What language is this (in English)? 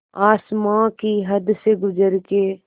Hindi